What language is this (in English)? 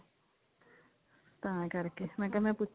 Punjabi